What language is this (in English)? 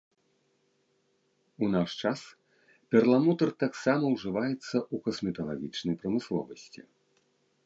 Belarusian